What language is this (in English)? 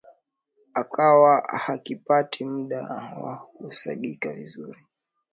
Swahili